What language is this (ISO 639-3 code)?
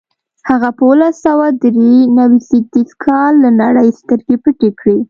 pus